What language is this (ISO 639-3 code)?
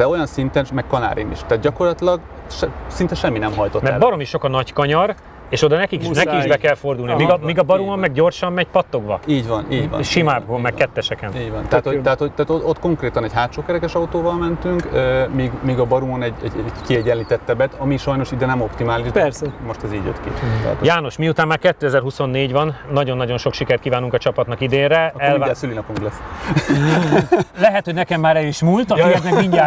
hun